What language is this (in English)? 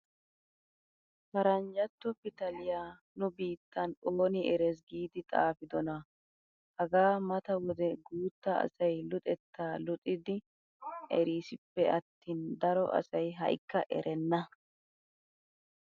Wolaytta